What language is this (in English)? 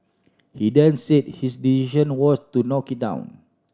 English